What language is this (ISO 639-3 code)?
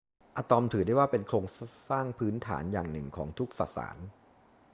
tha